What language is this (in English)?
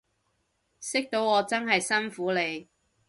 Cantonese